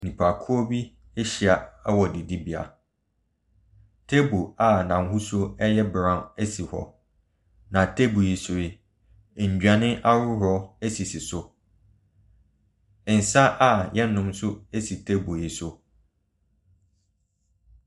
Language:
Akan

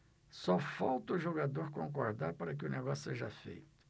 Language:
Portuguese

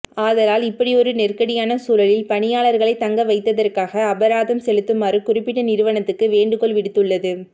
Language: Tamil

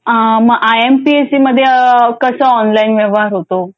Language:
Marathi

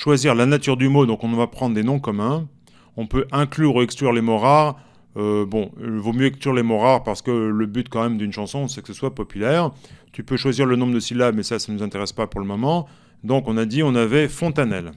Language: French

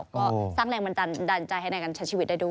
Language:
Thai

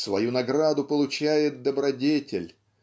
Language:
Russian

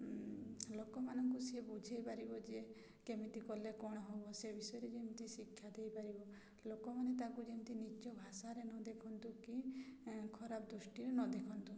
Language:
Odia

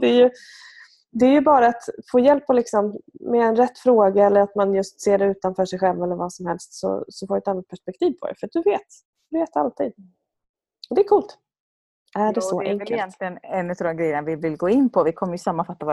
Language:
Swedish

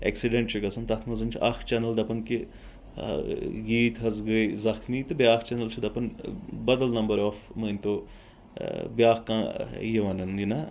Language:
Kashmiri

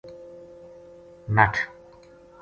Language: Gujari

